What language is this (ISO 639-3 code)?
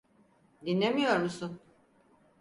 tur